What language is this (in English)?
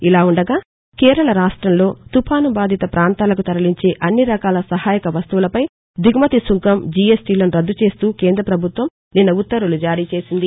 Telugu